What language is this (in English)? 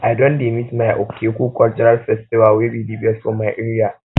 Nigerian Pidgin